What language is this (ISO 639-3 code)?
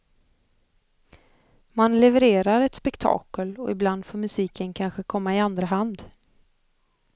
swe